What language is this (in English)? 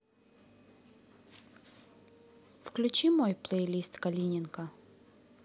Russian